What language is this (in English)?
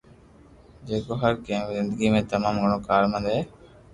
Loarki